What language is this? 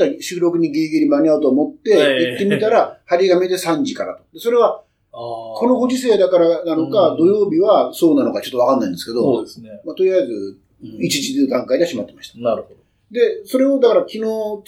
Japanese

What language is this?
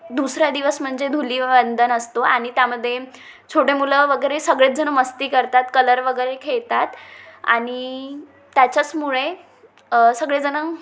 Marathi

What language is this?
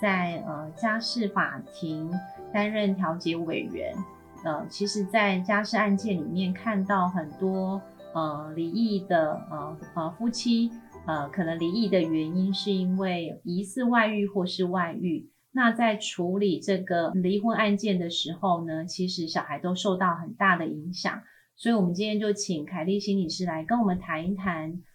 Chinese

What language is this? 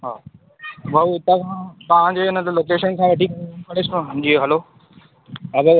Sindhi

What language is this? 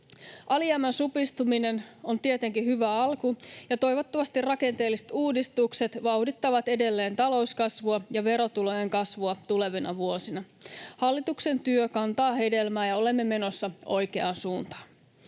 Finnish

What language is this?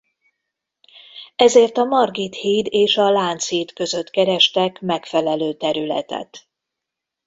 Hungarian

